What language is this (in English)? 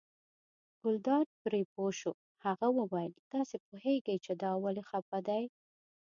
Pashto